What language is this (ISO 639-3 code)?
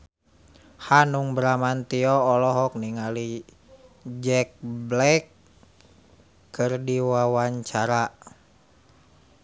sun